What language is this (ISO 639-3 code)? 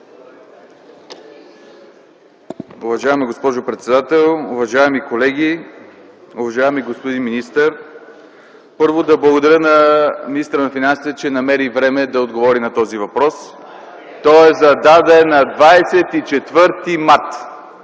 bul